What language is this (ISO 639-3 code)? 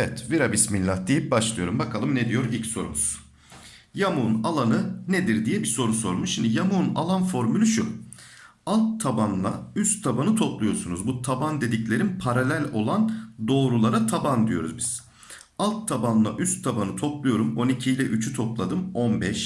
tur